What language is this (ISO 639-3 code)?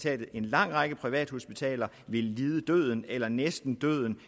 dan